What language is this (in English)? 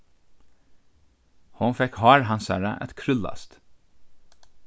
Faroese